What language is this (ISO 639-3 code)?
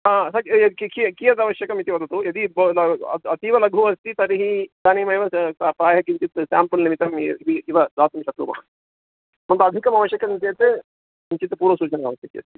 san